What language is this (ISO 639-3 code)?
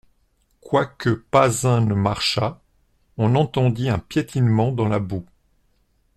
fra